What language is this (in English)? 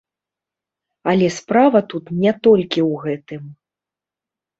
Belarusian